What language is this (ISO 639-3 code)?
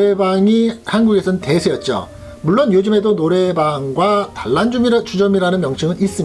kor